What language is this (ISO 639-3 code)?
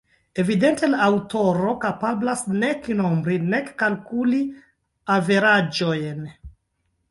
epo